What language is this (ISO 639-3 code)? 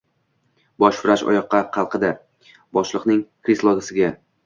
uzb